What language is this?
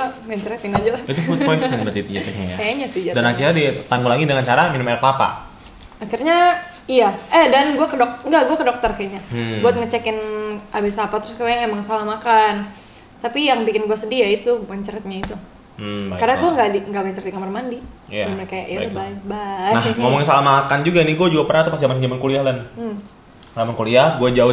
Indonesian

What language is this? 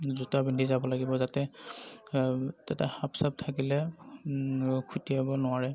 Assamese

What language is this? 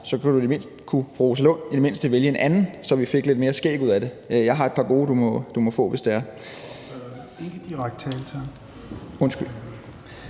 Danish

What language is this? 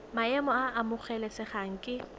Tswana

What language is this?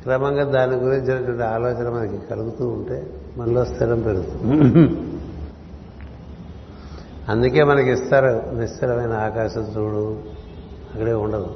Telugu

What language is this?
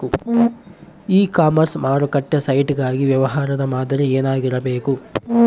Kannada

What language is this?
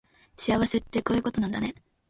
Japanese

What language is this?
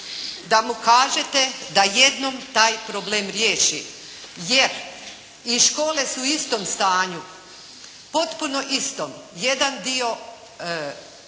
Croatian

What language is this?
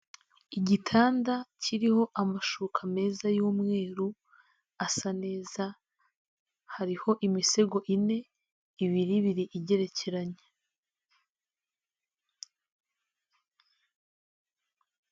Kinyarwanda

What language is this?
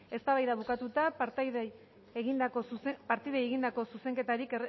Basque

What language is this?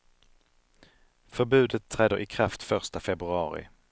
Swedish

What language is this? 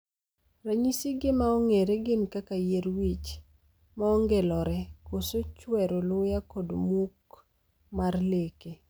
Luo (Kenya and Tanzania)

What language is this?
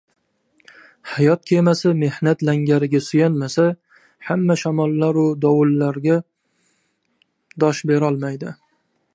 Uzbek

